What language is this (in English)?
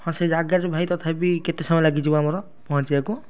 Odia